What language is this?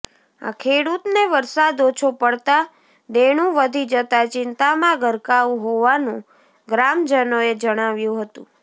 Gujarati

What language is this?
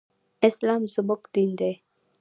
Pashto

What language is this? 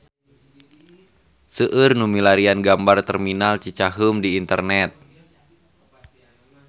Sundanese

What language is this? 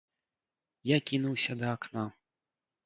Belarusian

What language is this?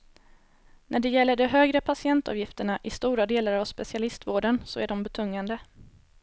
Swedish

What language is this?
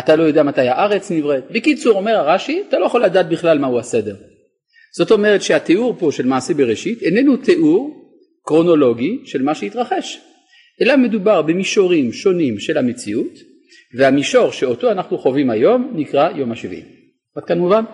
Hebrew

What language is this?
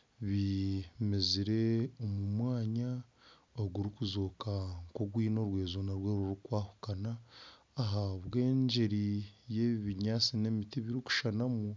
Nyankole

